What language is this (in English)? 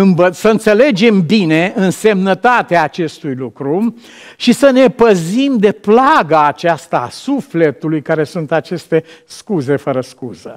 Romanian